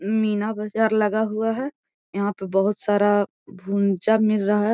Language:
Magahi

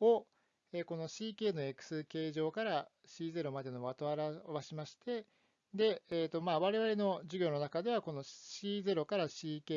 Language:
Japanese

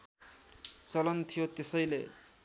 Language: Nepali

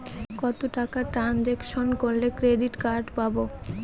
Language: Bangla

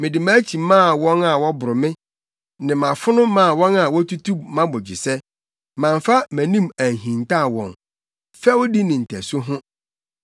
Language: Akan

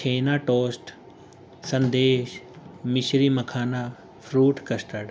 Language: Urdu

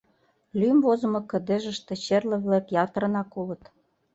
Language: Mari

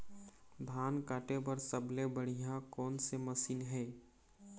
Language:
Chhattisgarhi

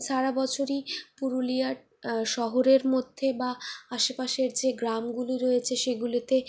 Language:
Bangla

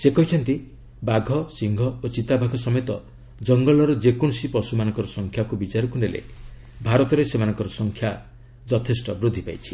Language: Odia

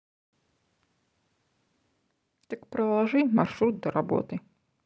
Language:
Russian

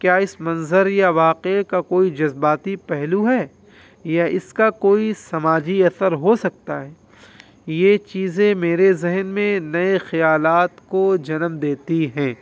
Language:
Urdu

